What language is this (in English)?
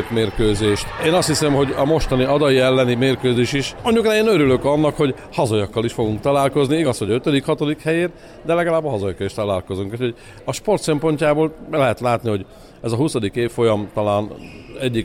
Hungarian